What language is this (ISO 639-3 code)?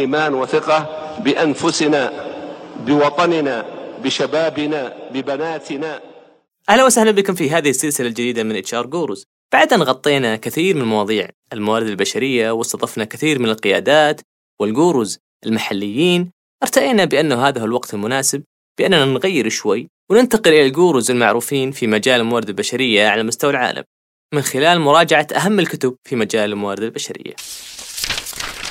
ara